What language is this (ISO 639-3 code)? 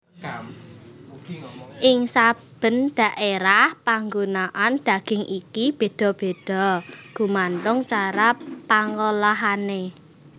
jav